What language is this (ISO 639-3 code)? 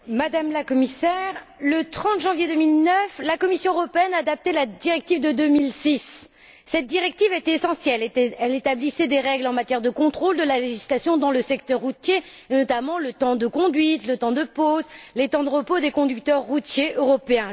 fra